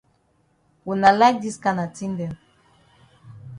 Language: Cameroon Pidgin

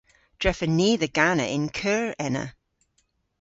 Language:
Cornish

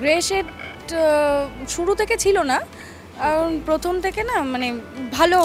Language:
Bangla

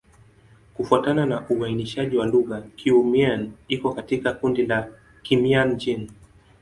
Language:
Swahili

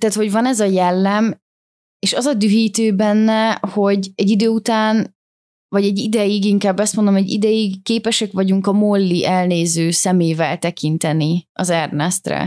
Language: Hungarian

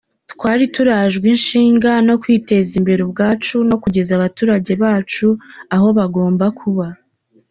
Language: Kinyarwanda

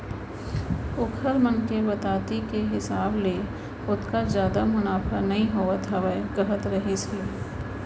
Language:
Chhattisgarhi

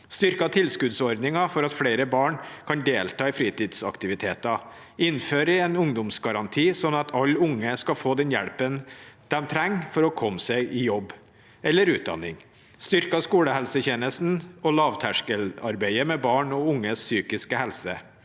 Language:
Norwegian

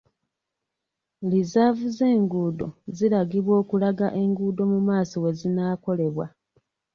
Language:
Ganda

